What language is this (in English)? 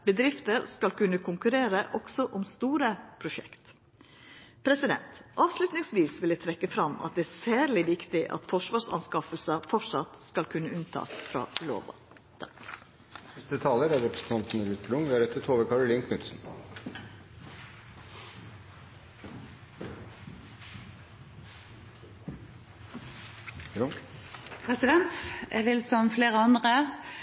Norwegian Nynorsk